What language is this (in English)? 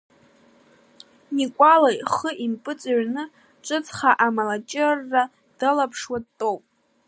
Abkhazian